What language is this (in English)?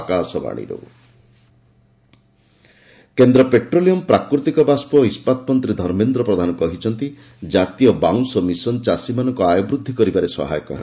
Odia